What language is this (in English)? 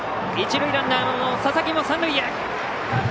Japanese